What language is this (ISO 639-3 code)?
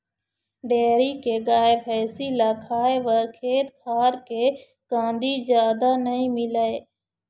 hne